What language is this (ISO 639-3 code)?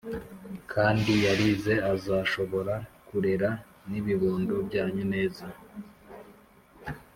kin